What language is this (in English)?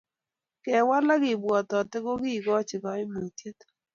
Kalenjin